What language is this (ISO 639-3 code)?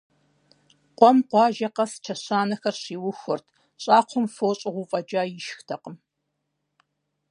kbd